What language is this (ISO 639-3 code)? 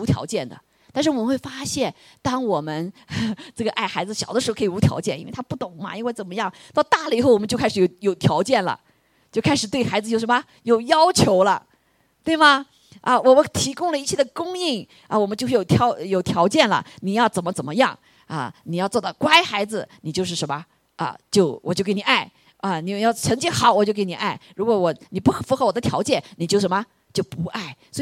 zho